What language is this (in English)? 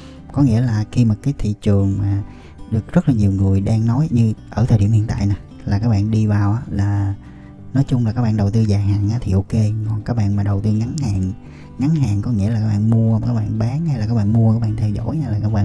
Vietnamese